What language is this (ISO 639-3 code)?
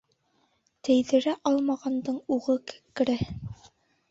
bak